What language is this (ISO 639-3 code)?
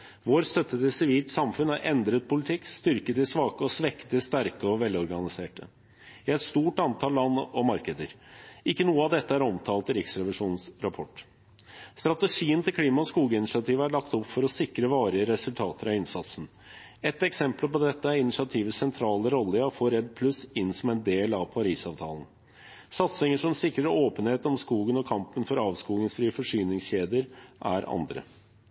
nob